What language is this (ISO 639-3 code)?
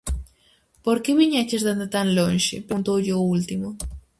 glg